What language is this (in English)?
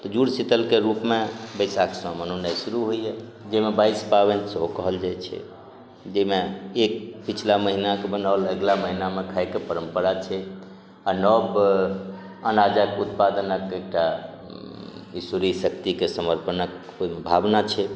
Maithili